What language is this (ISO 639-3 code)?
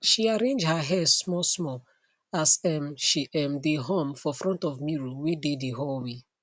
pcm